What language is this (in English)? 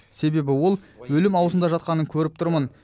Kazakh